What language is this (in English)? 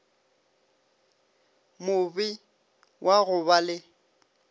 Northern Sotho